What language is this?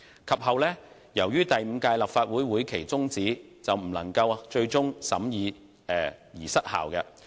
Cantonese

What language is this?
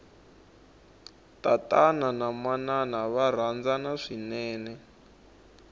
Tsonga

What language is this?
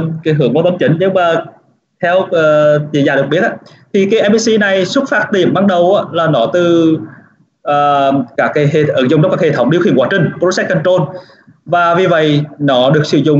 Vietnamese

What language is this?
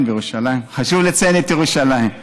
Hebrew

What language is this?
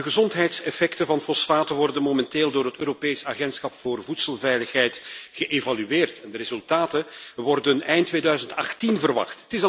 Dutch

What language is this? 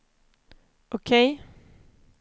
Swedish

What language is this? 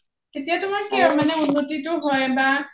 Assamese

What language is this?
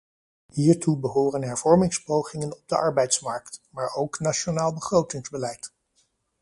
Dutch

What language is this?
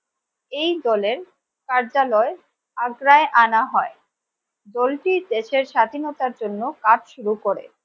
Bangla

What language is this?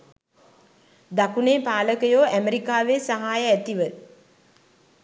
Sinhala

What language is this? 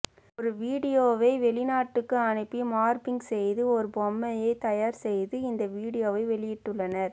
Tamil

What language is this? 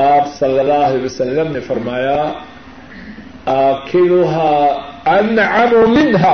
Urdu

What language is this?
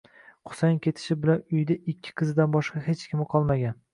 Uzbek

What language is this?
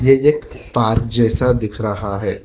Hindi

